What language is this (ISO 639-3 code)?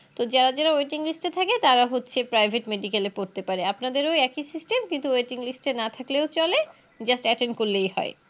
ben